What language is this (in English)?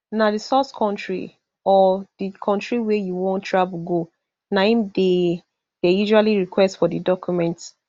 Nigerian Pidgin